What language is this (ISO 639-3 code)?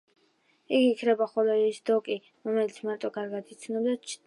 kat